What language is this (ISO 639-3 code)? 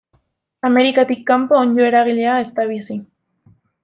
eus